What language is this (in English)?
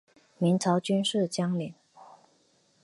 Chinese